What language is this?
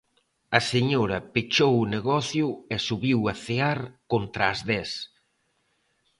Galician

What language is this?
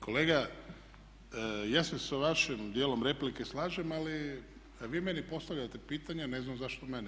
Croatian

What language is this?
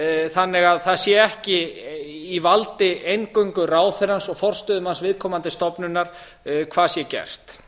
Icelandic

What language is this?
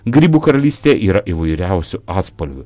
Lithuanian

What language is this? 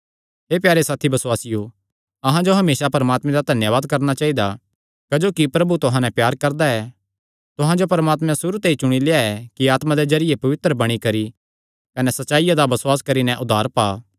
Kangri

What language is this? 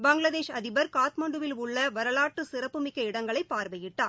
Tamil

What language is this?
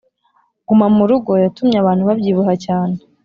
Kinyarwanda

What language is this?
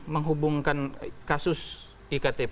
Indonesian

